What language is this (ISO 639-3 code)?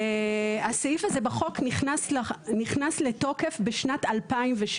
heb